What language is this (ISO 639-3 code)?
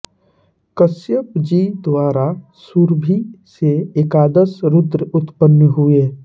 hin